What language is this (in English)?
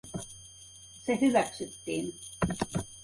Finnish